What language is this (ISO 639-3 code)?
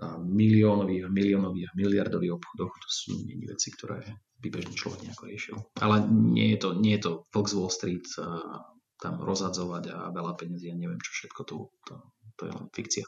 slk